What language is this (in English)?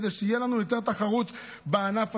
Hebrew